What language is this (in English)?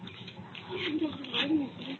Odia